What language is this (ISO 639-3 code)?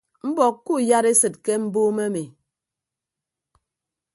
ibb